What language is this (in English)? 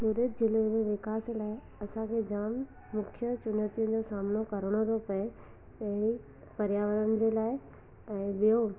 Sindhi